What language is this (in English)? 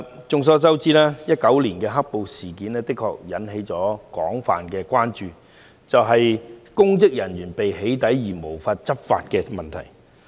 Cantonese